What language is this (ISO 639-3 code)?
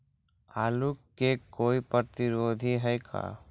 mag